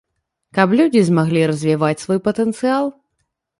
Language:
Belarusian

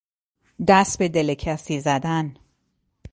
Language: Persian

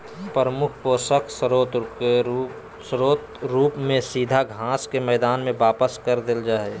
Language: Magahi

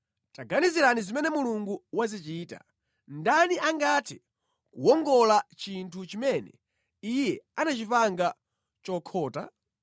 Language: Nyanja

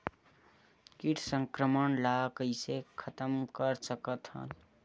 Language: Chhattisgarhi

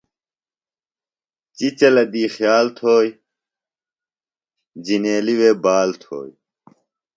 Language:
Phalura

